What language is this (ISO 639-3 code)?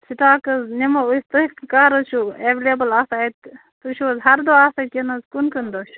kas